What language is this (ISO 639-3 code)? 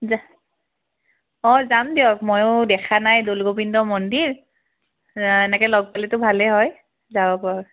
asm